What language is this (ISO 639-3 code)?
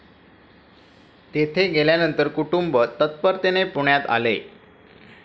mar